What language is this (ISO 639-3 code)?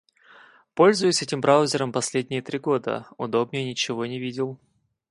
rus